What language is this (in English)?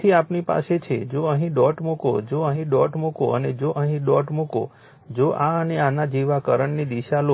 Gujarati